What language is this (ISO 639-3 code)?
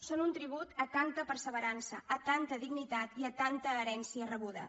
cat